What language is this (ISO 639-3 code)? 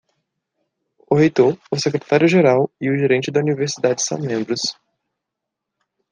por